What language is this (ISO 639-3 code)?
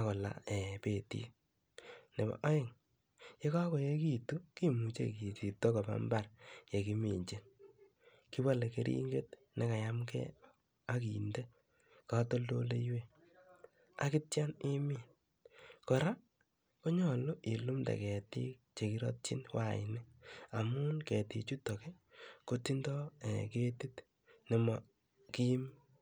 kln